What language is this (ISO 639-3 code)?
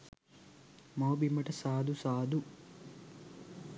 sin